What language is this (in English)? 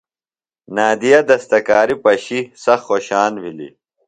Phalura